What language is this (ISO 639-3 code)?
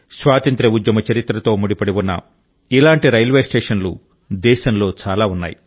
tel